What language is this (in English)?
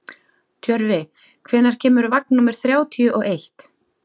Icelandic